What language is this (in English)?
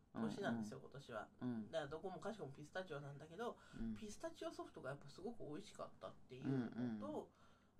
Japanese